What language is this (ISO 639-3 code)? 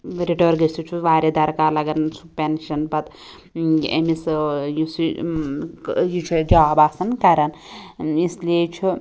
kas